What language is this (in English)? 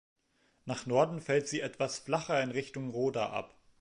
German